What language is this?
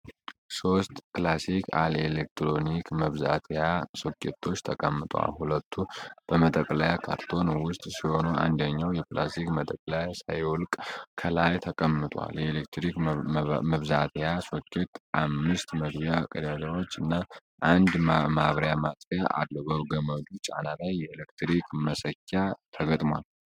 Amharic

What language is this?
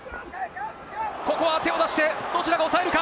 Japanese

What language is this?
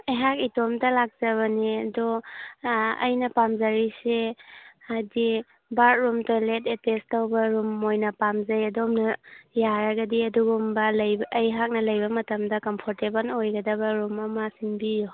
Manipuri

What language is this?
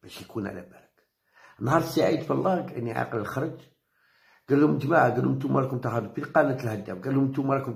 Arabic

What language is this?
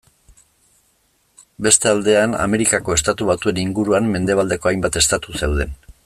Basque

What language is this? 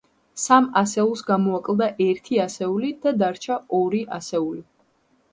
Georgian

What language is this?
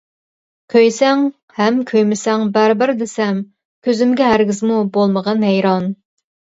Uyghur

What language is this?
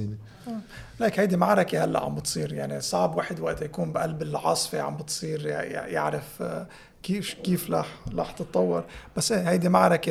Arabic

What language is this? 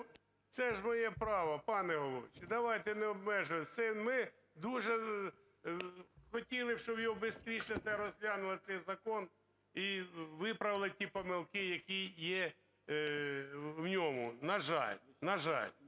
Ukrainian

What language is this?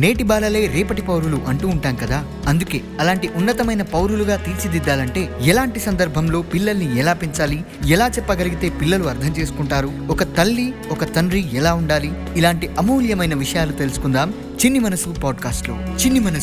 Telugu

